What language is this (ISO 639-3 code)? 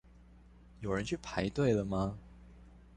zho